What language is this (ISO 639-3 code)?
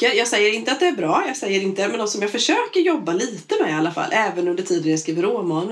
swe